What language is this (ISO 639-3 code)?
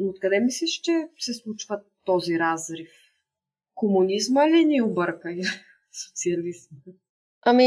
bul